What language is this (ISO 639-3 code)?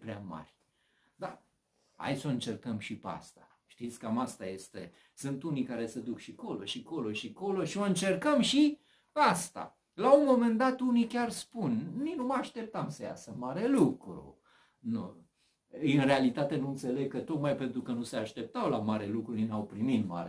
ron